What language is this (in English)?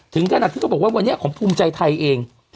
Thai